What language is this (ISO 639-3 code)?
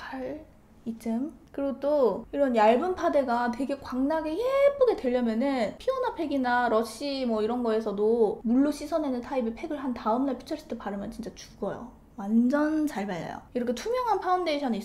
kor